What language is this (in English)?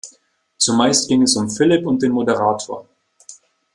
German